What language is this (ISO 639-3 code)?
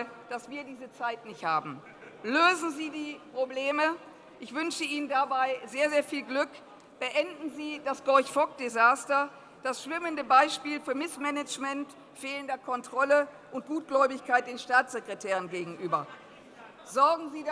deu